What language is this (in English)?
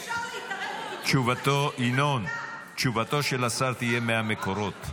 Hebrew